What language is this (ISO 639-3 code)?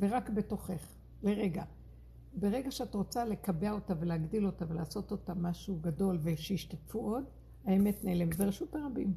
heb